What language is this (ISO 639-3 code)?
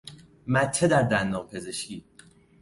fas